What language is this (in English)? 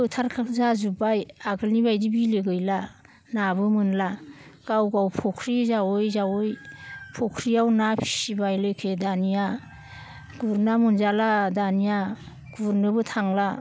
Bodo